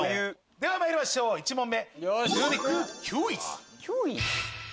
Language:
Japanese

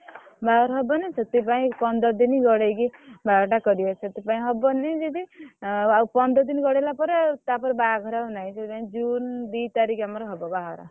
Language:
Odia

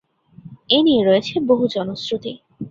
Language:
Bangla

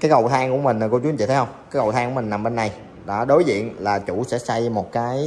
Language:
Vietnamese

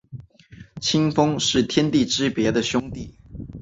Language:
Chinese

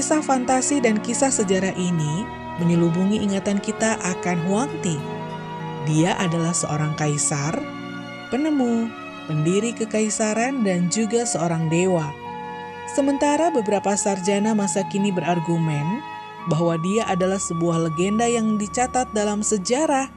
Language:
Indonesian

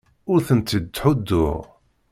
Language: Kabyle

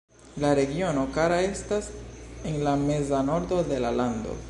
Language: Esperanto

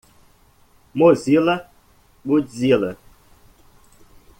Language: Portuguese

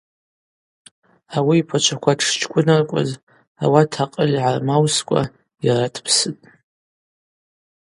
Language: Abaza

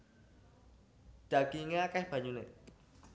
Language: Javanese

